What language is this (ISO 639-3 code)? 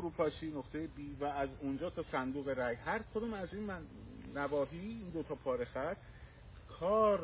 fas